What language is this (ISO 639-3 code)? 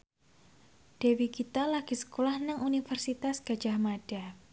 jav